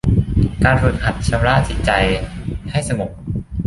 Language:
Thai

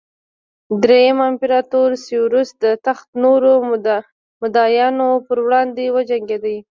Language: Pashto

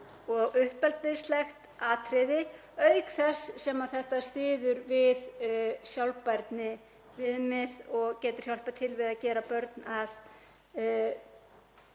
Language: Icelandic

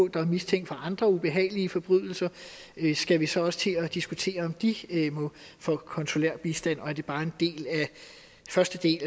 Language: Danish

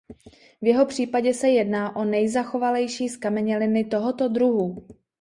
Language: Czech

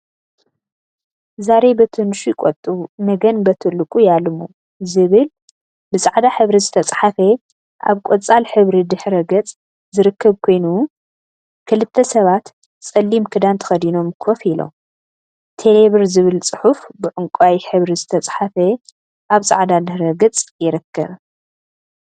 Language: Tigrinya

